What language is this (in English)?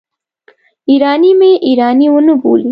Pashto